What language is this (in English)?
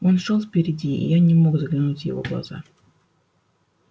Russian